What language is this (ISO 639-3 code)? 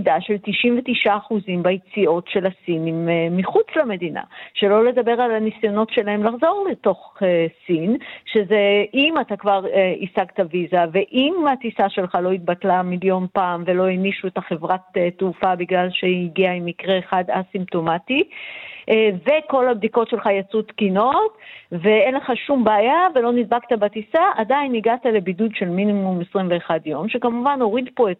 heb